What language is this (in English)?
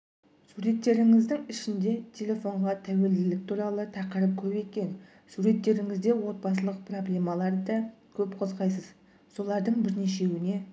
Kazakh